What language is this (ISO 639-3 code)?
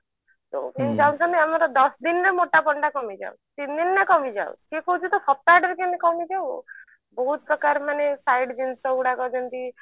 ori